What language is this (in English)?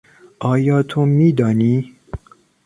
Persian